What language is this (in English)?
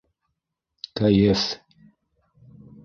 Bashkir